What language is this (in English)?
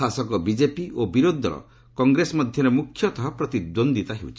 Odia